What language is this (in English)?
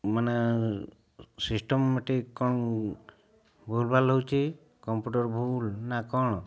Odia